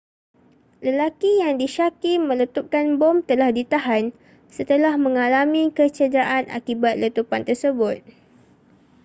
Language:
Malay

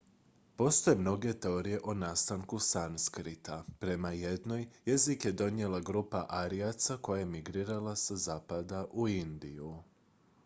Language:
Croatian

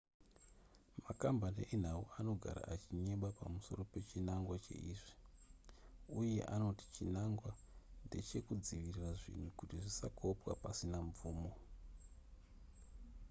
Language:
Shona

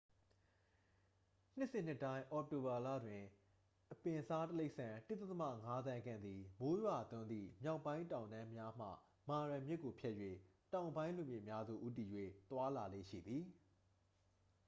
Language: Burmese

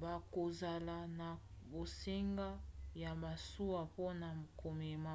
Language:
Lingala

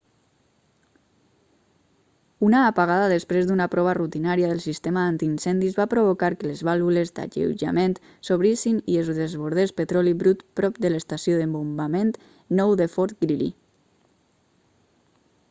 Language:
Catalan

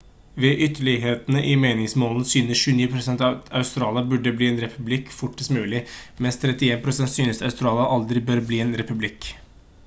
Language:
Norwegian Bokmål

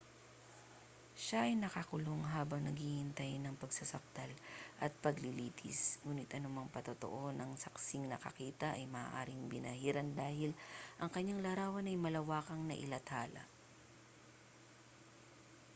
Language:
Filipino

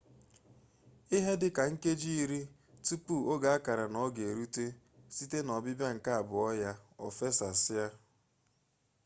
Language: Igbo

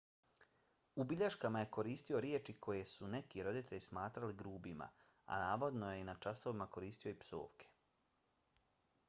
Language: Bosnian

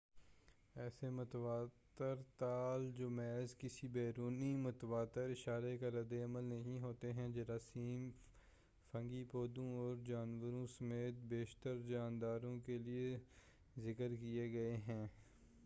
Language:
Urdu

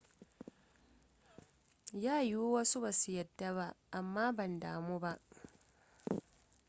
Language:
Hausa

